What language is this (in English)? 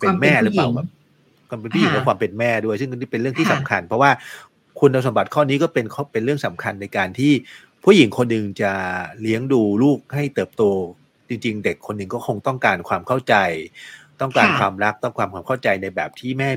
Thai